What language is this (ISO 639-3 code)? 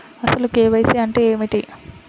tel